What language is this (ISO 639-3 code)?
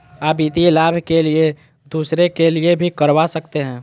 mag